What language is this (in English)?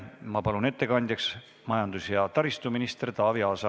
Estonian